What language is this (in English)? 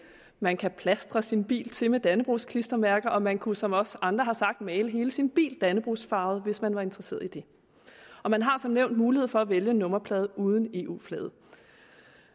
Danish